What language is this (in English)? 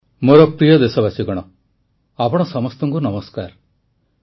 Odia